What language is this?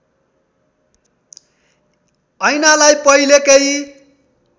Nepali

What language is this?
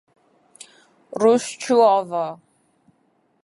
Kurdish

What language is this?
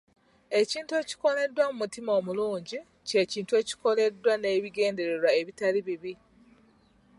Ganda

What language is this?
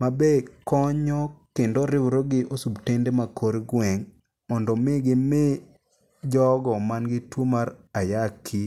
Luo (Kenya and Tanzania)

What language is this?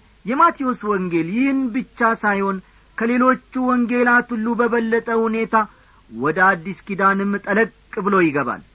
Amharic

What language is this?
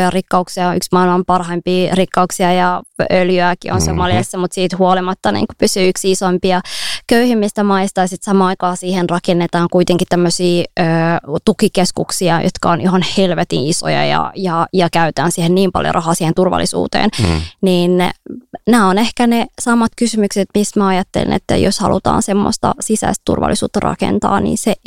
Finnish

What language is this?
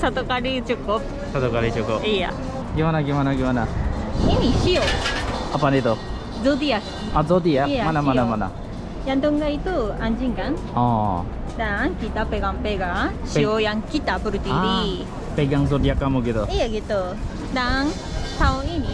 Indonesian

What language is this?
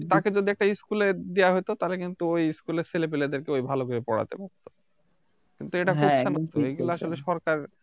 Bangla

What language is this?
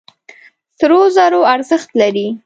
Pashto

